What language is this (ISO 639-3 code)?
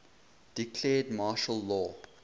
eng